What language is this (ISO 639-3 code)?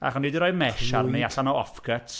cym